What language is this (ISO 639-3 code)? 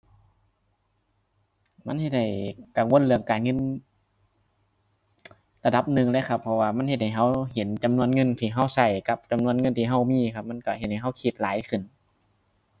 tha